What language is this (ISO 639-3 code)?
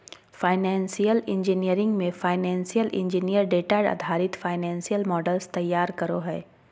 mag